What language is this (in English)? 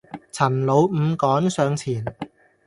Cantonese